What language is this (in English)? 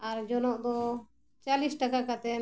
Santali